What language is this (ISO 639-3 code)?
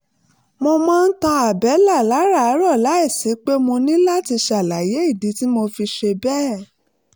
yor